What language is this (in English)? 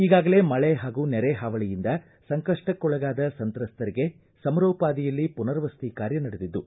Kannada